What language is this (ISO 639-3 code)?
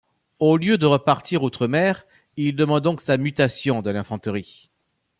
fra